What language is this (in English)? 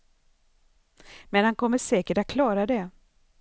Swedish